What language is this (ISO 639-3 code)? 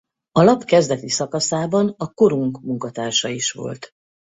hun